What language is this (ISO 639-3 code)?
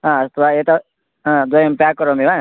san